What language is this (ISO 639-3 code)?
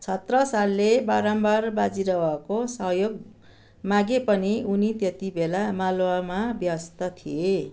nep